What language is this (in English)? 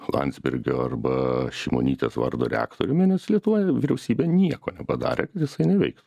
Lithuanian